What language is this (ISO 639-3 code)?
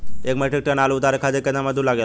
bho